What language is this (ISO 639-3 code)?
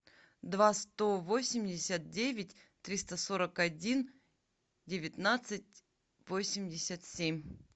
rus